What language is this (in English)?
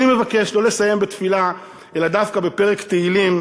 Hebrew